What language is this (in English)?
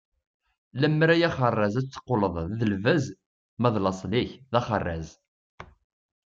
Kabyle